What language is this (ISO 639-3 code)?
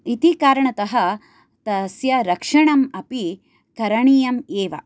san